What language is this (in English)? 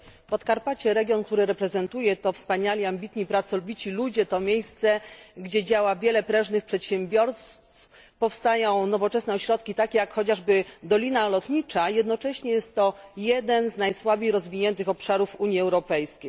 Polish